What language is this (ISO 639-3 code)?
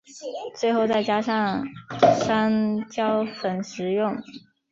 zho